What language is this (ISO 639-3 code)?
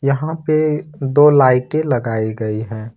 hin